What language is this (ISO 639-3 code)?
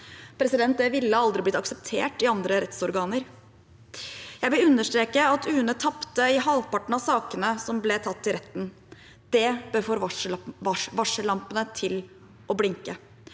nor